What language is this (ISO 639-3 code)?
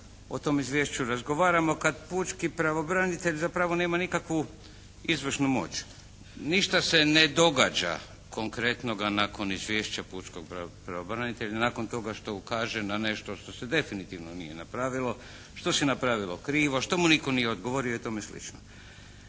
hrv